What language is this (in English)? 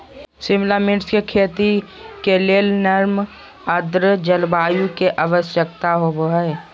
Magahi